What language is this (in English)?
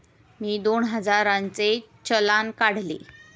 Marathi